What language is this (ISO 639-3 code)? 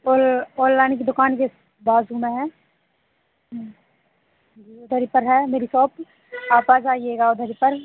hin